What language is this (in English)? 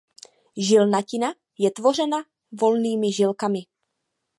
Czech